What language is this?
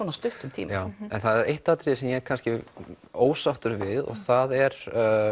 Icelandic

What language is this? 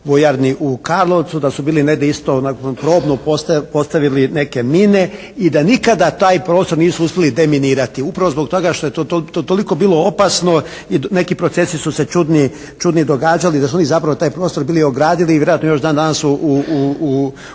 Croatian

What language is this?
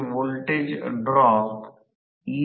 Marathi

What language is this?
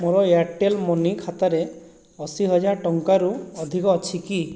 Odia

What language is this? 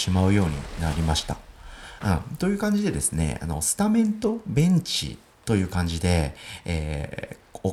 Japanese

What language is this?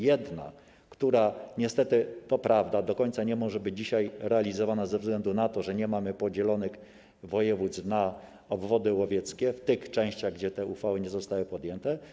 Polish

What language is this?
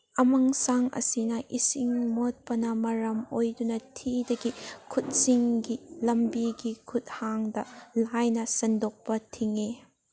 Manipuri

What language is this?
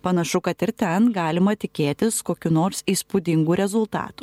Lithuanian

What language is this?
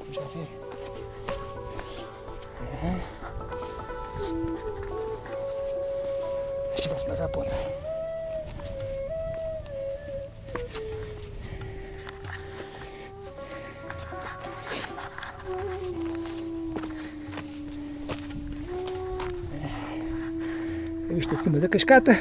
Portuguese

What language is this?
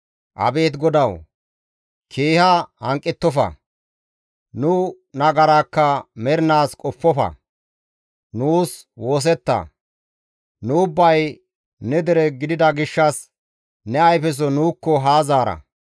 Gamo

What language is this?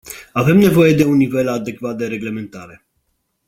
Romanian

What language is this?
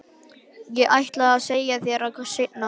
Icelandic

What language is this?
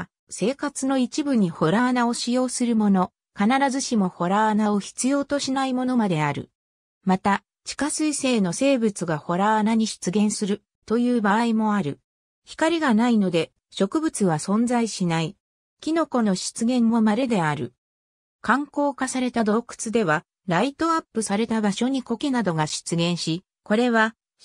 Japanese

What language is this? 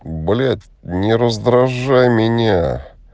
Russian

